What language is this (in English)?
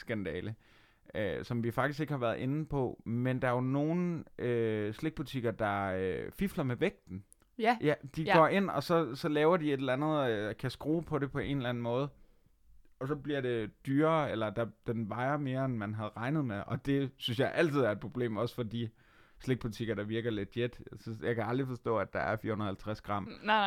Danish